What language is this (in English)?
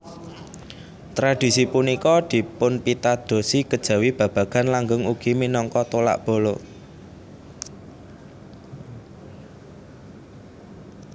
Javanese